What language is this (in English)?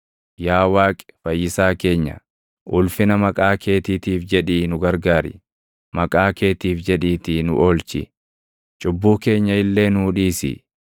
Oromo